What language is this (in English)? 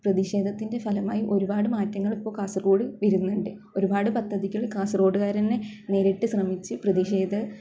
Malayalam